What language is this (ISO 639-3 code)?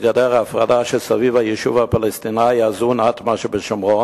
heb